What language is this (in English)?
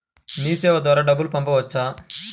Telugu